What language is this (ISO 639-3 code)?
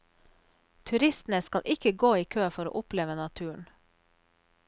nor